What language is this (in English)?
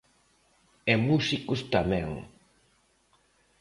Galician